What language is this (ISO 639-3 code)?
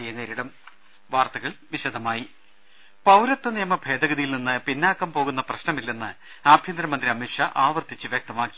mal